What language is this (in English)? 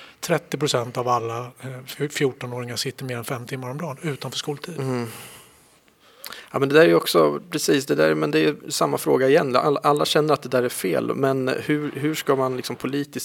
Swedish